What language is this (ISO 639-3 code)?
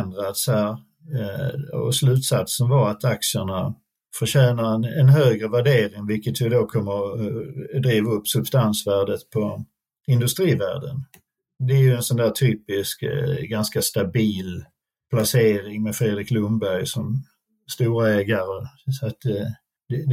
swe